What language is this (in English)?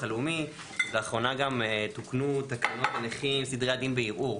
Hebrew